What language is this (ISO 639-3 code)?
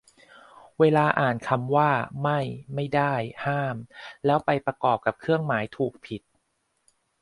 tha